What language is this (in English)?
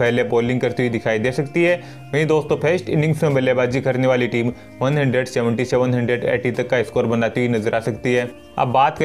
Hindi